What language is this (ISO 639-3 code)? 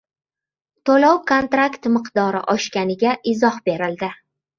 uzb